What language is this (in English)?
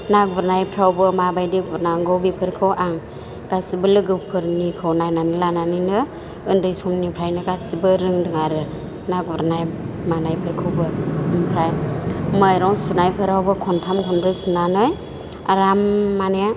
Bodo